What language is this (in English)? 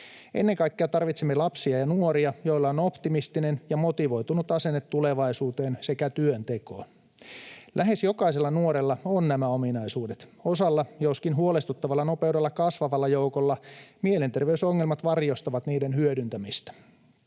Finnish